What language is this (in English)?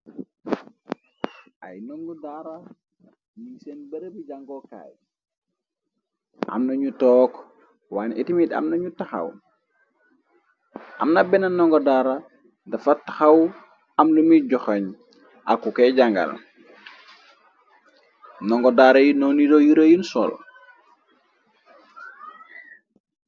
Wolof